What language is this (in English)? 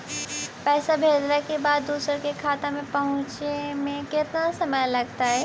Magahi